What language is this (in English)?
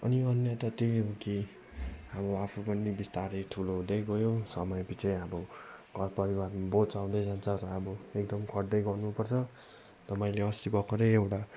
Nepali